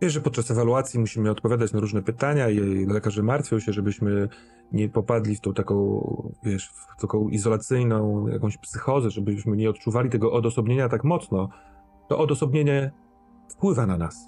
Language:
Polish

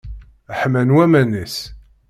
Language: Kabyle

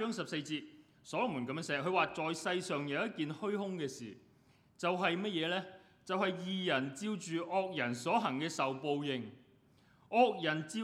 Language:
Chinese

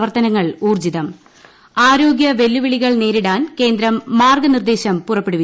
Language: Malayalam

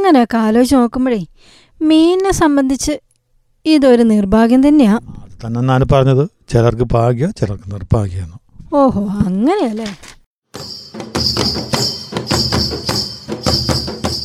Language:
Malayalam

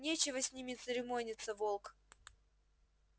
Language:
Russian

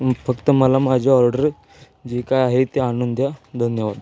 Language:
Marathi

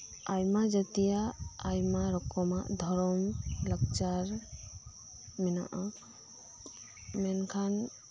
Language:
Santali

